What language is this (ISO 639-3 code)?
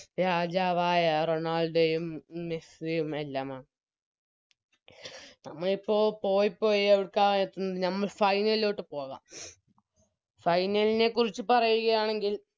mal